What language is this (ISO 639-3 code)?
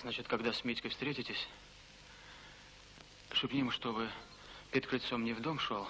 rus